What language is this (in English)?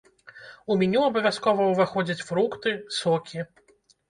Belarusian